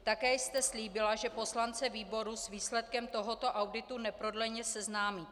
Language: Czech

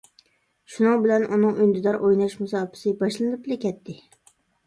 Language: Uyghur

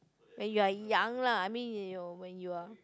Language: English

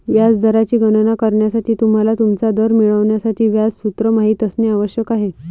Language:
Marathi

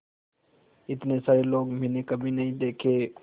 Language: Hindi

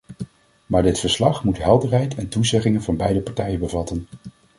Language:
Dutch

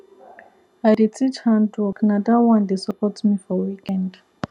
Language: Nigerian Pidgin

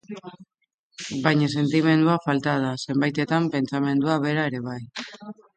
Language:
Basque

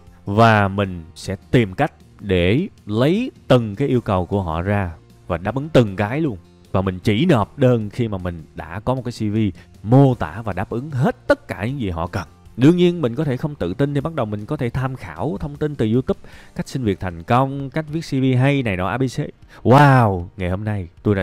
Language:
Vietnamese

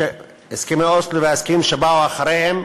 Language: Hebrew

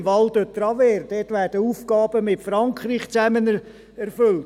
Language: Swiss German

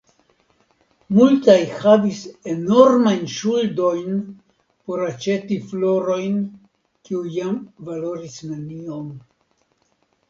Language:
Esperanto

